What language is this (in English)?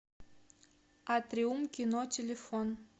Russian